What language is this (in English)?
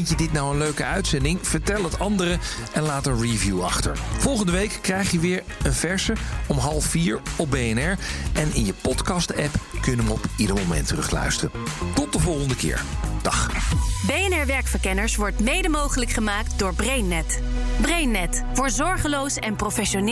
Dutch